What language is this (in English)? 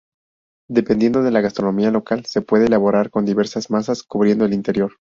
Spanish